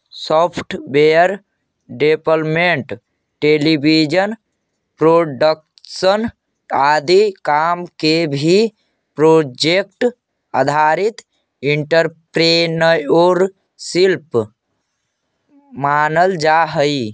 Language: Magahi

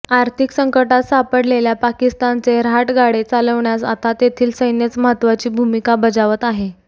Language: Marathi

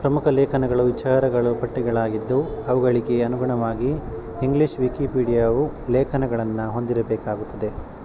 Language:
Kannada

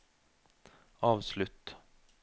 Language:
Norwegian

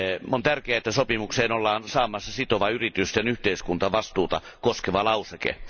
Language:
Finnish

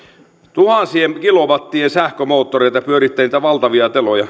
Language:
Finnish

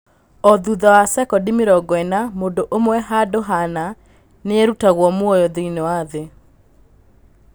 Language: Kikuyu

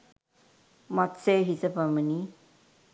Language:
Sinhala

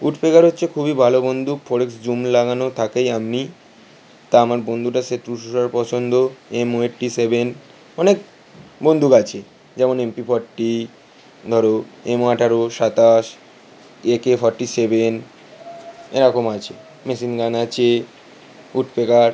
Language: Bangla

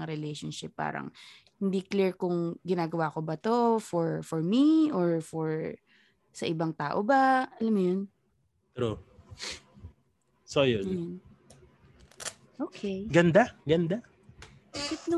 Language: Filipino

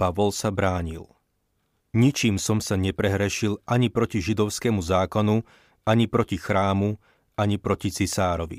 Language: Slovak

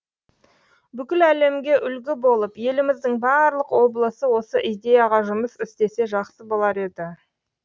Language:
Kazakh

